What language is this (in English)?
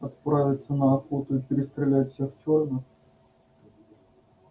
Russian